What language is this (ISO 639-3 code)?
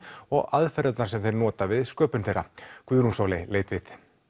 isl